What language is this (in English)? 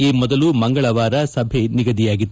Kannada